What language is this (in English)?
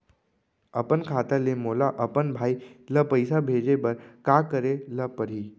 Chhattisgarhi